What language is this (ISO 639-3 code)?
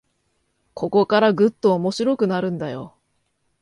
jpn